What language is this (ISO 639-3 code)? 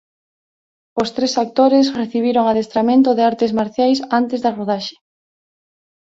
glg